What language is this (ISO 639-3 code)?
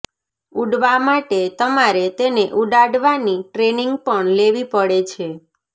guj